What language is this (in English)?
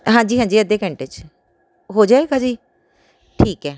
Punjabi